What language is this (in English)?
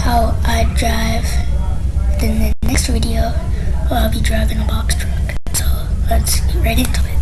English